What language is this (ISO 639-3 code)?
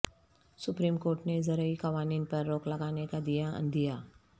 urd